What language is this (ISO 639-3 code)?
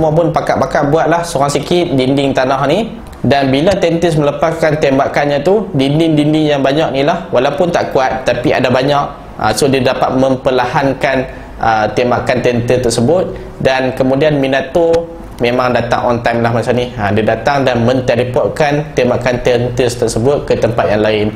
msa